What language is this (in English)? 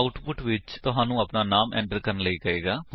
Punjabi